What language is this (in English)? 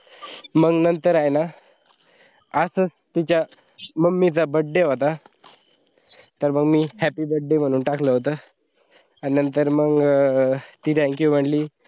Marathi